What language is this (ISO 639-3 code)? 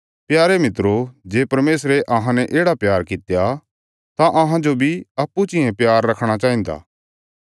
kfs